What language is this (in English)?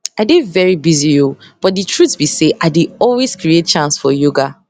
Nigerian Pidgin